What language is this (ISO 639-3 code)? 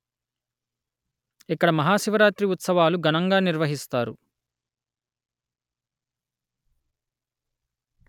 tel